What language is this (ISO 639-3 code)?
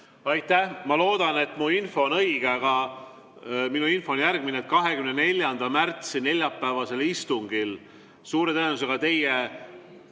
est